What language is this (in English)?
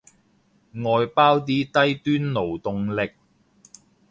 Cantonese